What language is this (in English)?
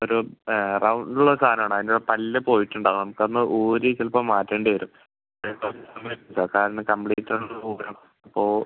Malayalam